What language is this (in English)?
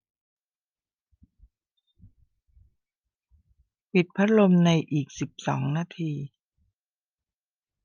Thai